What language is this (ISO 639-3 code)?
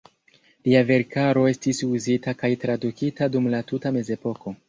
epo